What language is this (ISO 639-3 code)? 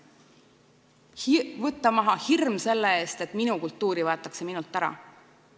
est